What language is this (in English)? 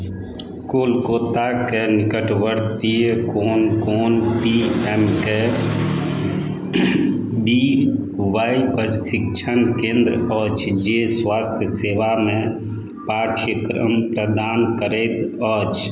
Maithili